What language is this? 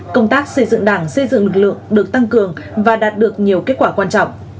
Vietnamese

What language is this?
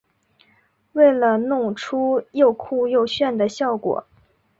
Chinese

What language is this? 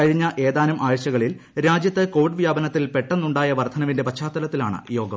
Malayalam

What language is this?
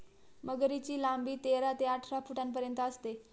Marathi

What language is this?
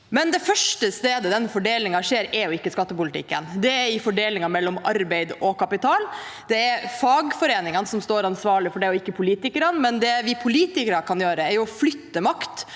Norwegian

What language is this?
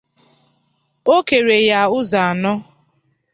Igbo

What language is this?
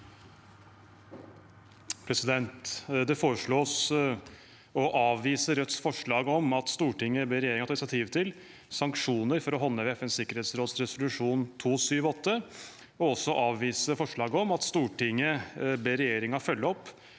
Norwegian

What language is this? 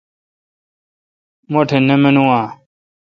Kalkoti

